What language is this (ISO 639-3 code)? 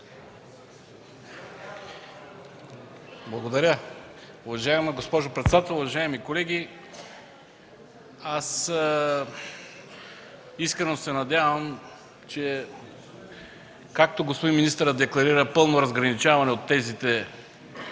bul